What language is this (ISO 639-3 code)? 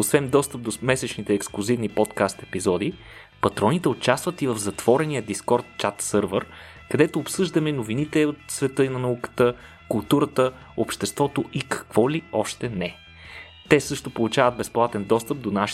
bul